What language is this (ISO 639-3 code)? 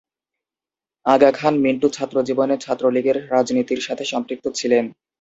ben